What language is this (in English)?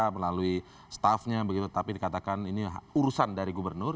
Indonesian